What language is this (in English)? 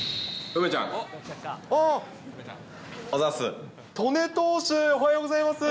Japanese